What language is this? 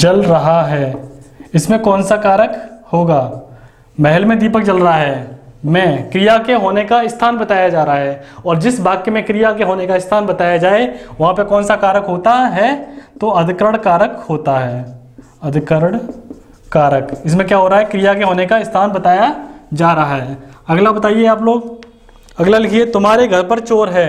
Hindi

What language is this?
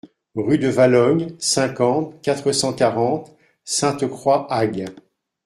French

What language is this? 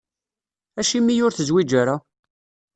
Kabyle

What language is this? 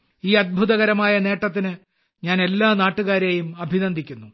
Malayalam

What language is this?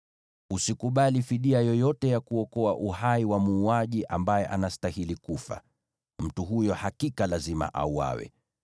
Swahili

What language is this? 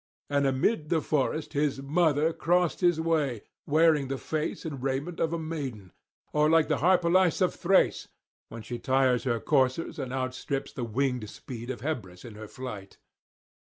English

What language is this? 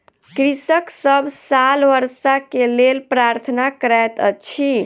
Maithili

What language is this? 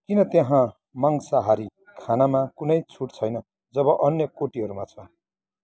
Nepali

